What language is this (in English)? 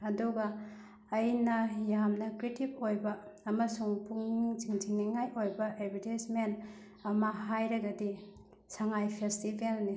Manipuri